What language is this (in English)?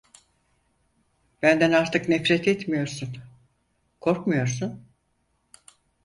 Turkish